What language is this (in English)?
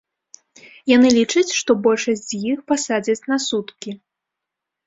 Belarusian